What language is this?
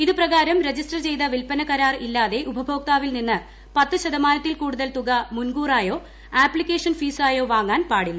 Malayalam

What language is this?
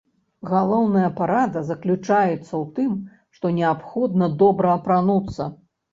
Belarusian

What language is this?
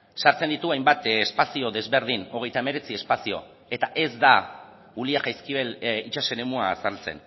Basque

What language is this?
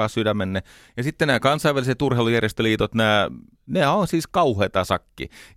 Finnish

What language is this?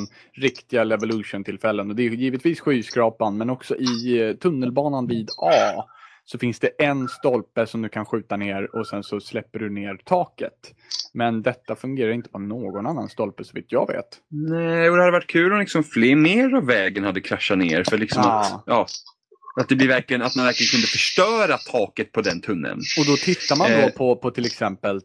Swedish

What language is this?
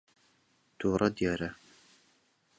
Central Kurdish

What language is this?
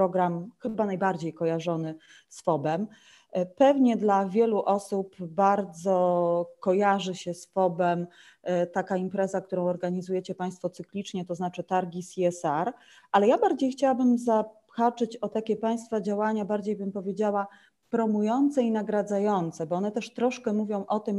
Polish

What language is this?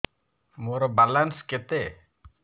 Odia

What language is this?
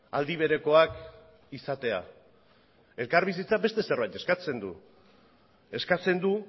Basque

